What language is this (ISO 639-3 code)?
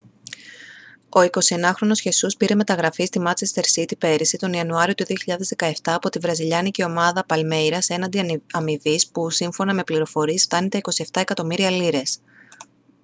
ell